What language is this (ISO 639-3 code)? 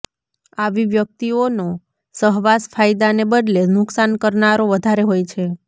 guj